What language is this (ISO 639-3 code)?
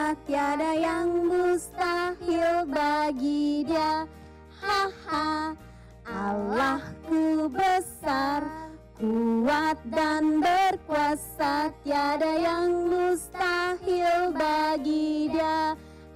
ind